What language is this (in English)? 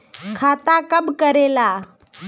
Magahi